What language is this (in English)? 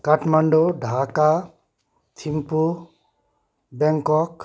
Nepali